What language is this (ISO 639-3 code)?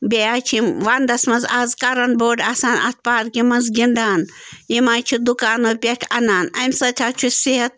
kas